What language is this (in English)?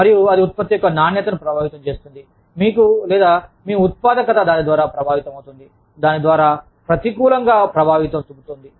Telugu